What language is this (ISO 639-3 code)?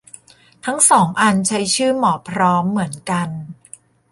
tha